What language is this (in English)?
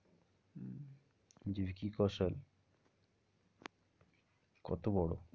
Bangla